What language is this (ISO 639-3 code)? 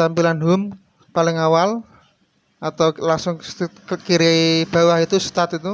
ind